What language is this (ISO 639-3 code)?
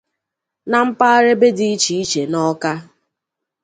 ibo